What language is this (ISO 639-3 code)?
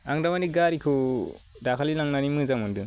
brx